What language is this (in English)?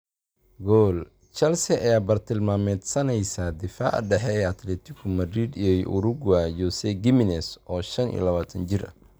Somali